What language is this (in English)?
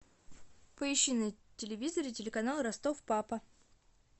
Russian